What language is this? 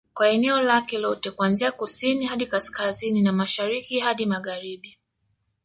Swahili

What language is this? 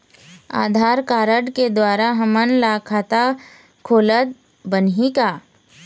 Chhattisgarhi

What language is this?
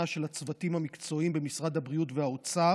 Hebrew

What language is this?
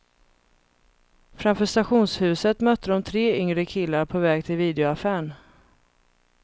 Swedish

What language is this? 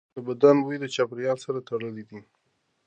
Pashto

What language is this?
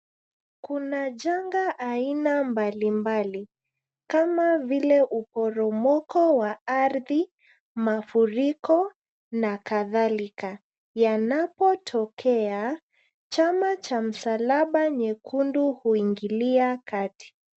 Swahili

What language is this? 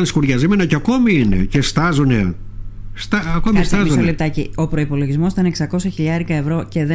Greek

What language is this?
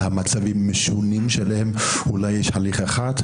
Hebrew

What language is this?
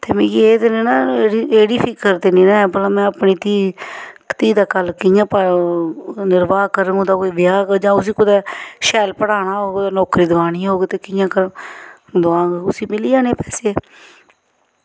Dogri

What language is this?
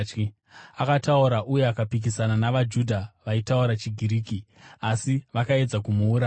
Shona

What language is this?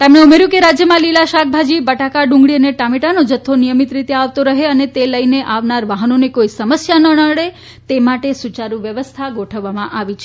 Gujarati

